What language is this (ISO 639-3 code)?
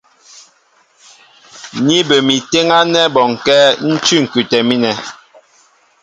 mbo